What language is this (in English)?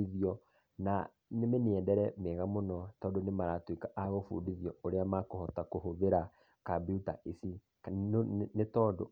Kikuyu